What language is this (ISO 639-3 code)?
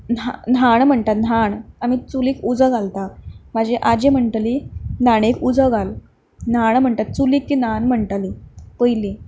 kok